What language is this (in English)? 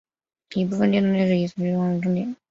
Chinese